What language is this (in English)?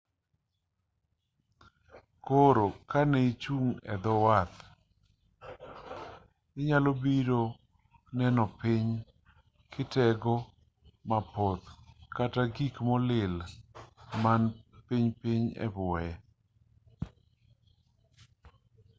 Luo (Kenya and Tanzania)